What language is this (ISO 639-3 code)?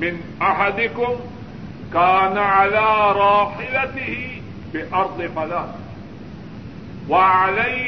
urd